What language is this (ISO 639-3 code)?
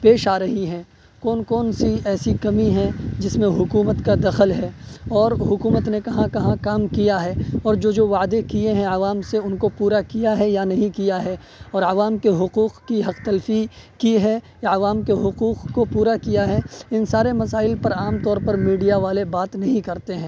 urd